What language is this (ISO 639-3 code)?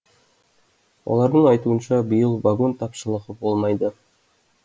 kaz